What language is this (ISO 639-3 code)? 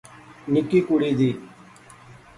phr